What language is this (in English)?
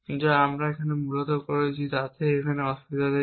Bangla